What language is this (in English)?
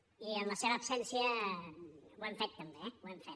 Catalan